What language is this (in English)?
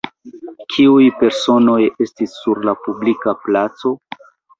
Esperanto